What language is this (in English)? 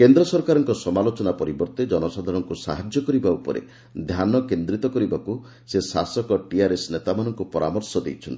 Odia